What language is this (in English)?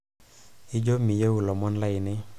Masai